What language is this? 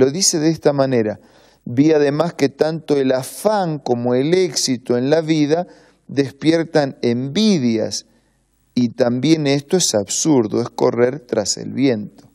Spanish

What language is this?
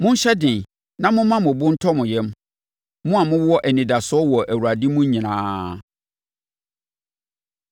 Akan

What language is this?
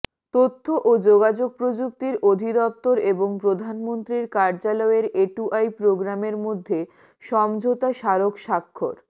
Bangla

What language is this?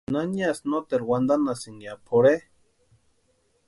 Western Highland Purepecha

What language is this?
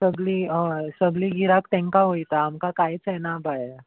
Konkani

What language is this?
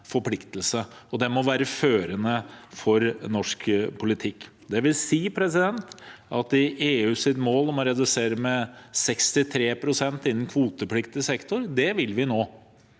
Norwegian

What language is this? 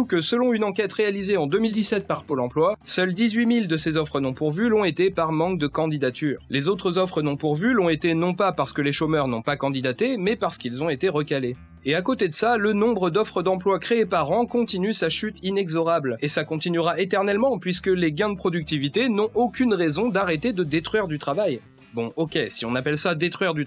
French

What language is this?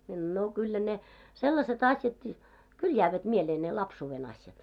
Finnish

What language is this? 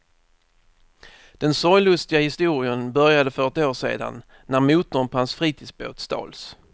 Swedish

